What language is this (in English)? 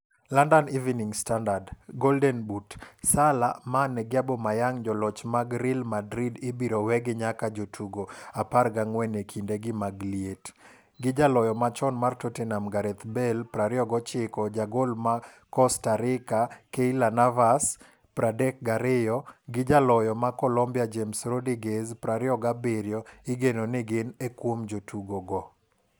Luo (Kenya and Tanzania)